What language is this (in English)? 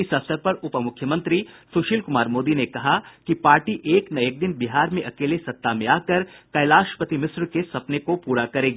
Hindi